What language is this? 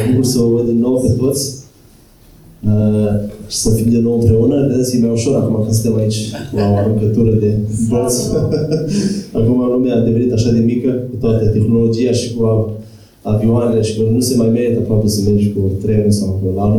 Romanian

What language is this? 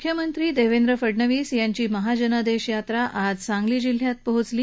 Marathi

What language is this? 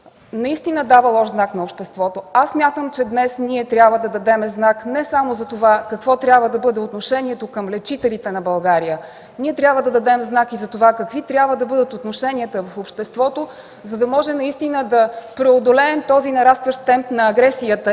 Bulgarian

